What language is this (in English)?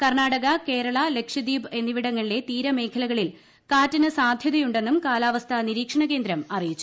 Malayalam